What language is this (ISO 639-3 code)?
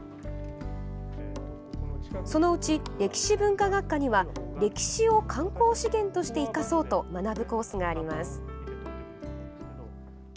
jpn